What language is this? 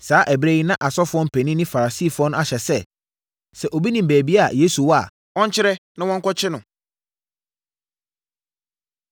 Akan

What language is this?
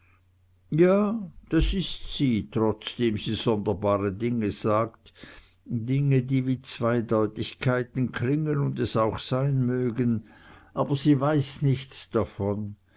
German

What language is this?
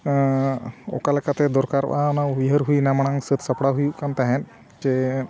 Santali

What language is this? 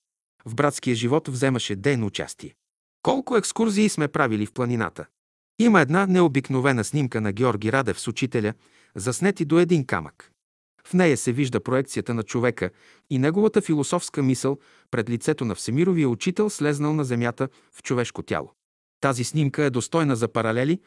Bulgarian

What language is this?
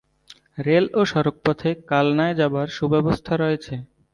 Bangla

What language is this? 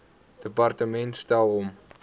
Afrikaans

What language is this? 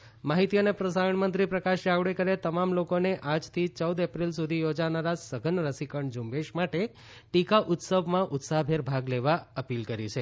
Gujarati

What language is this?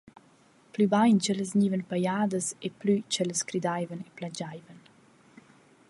Romansh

